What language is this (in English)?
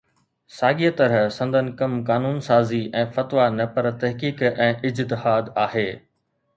Sindhi